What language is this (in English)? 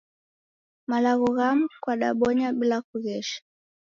Taita